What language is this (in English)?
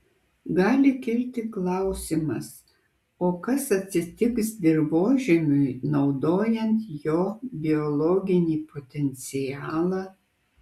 Lithuanian